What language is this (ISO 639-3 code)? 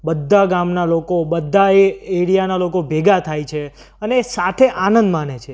guj